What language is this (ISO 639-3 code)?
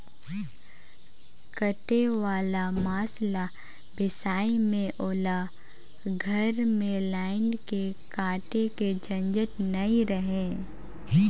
hne